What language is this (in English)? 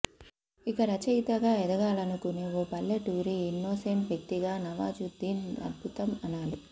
Telugu